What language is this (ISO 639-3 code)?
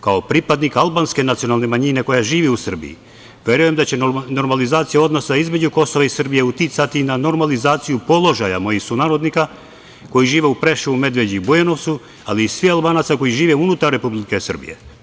srp